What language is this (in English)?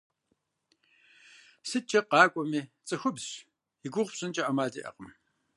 Kabardian